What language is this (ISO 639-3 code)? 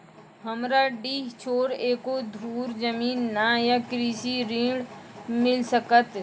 mai